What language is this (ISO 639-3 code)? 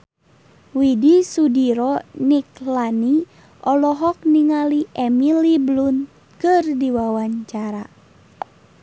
sun